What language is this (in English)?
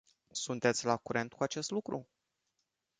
Romanian